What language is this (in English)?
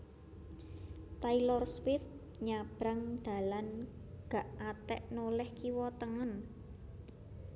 Javanese